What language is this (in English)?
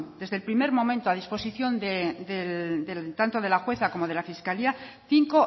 Spanish